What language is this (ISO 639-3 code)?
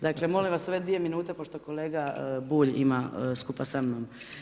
hrv